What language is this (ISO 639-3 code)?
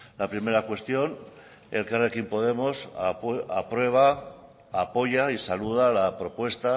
spa